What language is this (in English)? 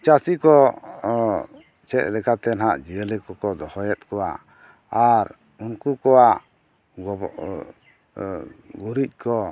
Santali